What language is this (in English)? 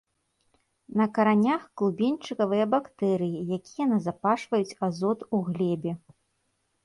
Belarusian